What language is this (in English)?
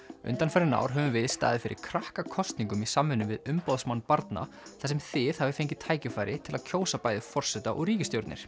Icelandic